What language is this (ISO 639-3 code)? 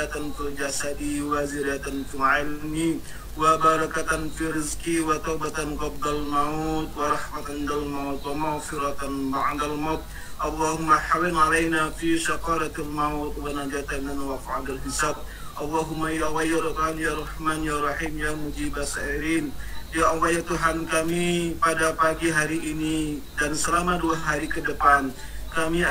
ind